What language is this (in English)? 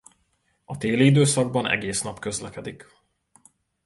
Hungarian